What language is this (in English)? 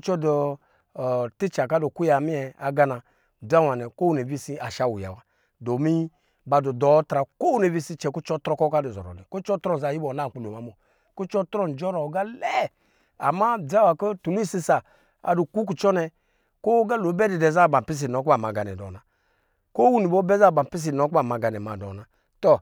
Lijili